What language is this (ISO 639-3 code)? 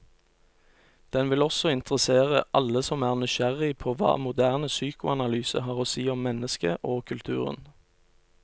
nor